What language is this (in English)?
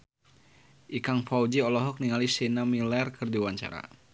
Sundanese